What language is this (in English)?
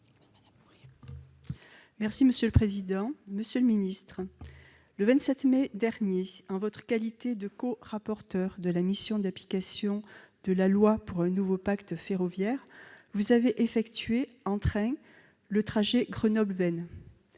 French